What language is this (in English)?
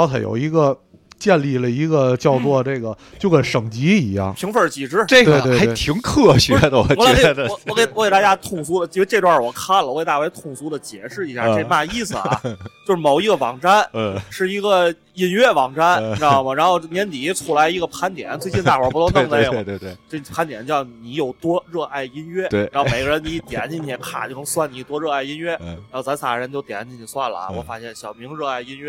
Chinese